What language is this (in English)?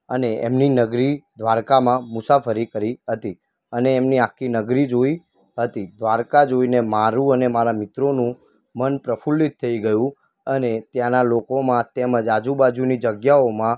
Gujarati